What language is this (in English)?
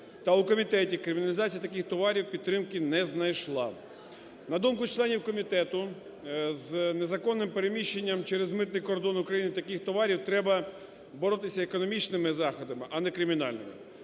Ukrainian